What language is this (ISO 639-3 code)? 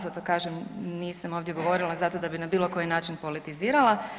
hrv